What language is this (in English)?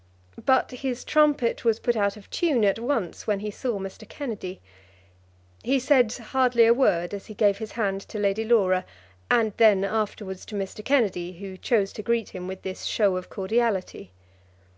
English